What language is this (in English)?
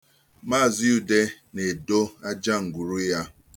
Igbo